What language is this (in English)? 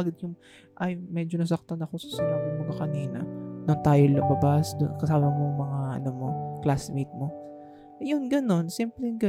Filipino